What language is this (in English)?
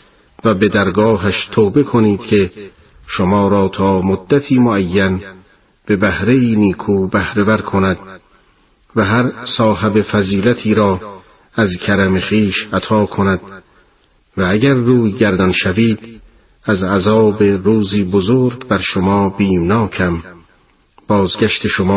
Persian